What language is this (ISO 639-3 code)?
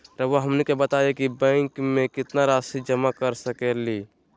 mag